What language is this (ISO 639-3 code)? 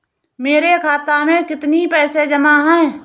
hin